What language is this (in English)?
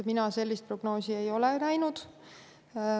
Estonian